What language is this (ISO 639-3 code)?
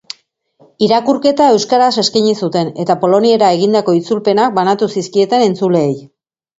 eus